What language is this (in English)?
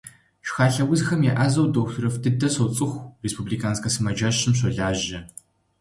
Kabardian